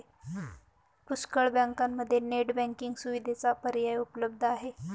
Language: Marathi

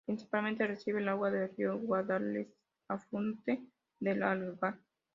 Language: Spanish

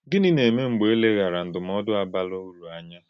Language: Igbo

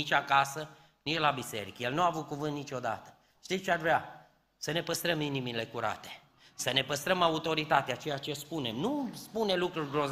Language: Romanian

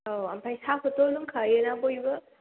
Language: Bodo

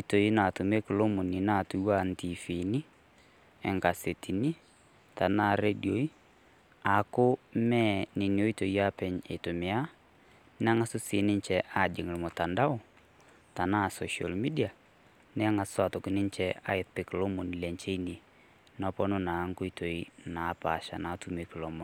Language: Masai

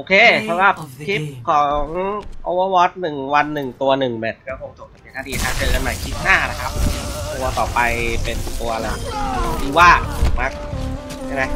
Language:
Thai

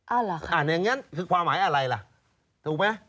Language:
Thai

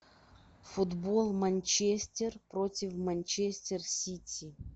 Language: Russian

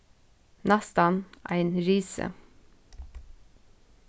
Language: Faroese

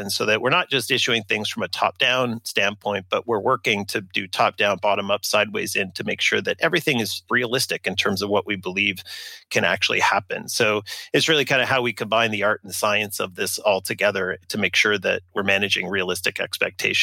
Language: English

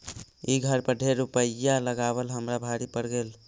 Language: Magahi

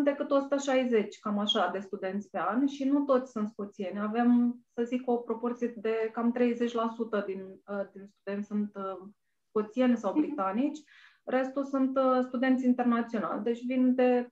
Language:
Romanian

